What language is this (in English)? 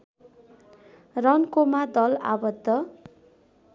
Nepali